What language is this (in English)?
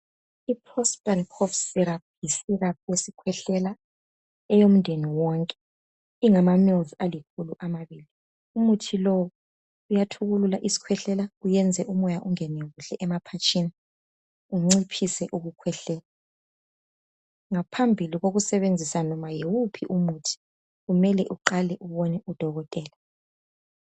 North Ndebele